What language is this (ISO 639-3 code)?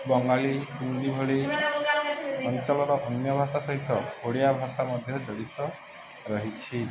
ori